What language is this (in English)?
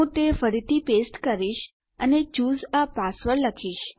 Gujarati